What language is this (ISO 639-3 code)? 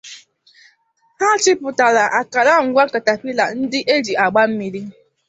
ibo